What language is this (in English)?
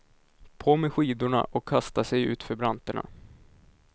Swedish